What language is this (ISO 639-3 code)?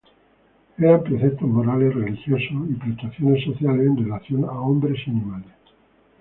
spa